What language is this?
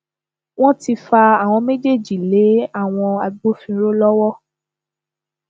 Yoruba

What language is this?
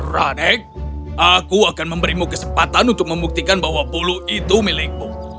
Indonesian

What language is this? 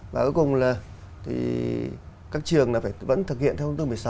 Vietnamese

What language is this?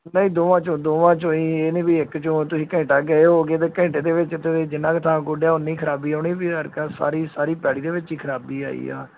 Punjabi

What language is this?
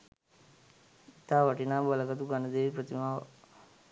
Sinhala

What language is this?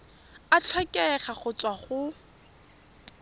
Tswana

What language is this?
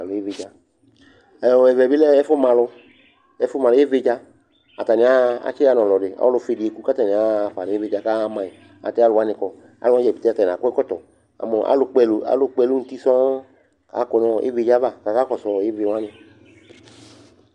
Ikposo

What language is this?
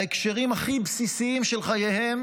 Hebrew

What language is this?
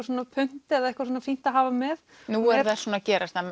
Icelandic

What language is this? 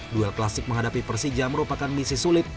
Indonesian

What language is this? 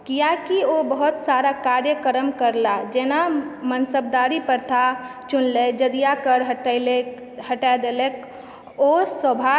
Maithili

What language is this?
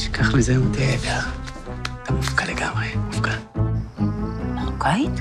Hebrew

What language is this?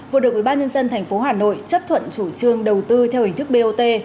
Vietnamese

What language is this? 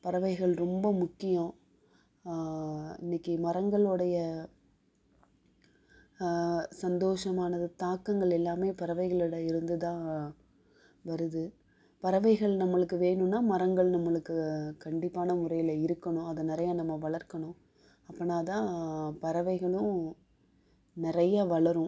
Tamil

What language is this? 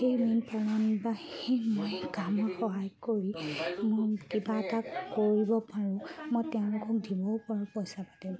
Assamese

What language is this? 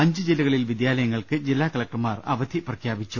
Malayalam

